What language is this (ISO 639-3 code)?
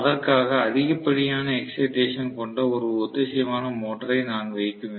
tam